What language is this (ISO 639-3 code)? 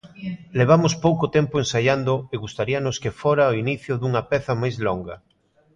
glg